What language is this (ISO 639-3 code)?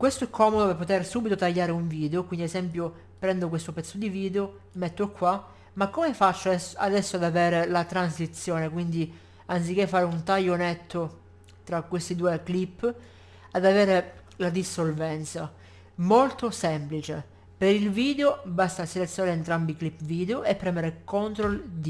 ita